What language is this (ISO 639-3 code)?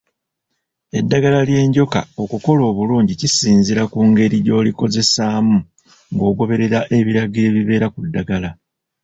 lug